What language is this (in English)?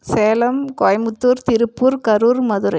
Tamil